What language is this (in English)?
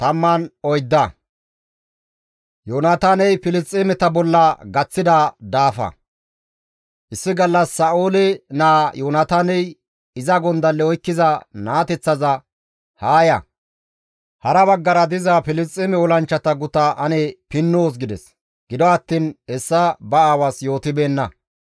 Gamo